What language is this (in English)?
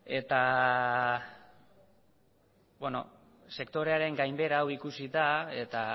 Basque